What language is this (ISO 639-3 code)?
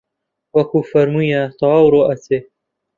ckb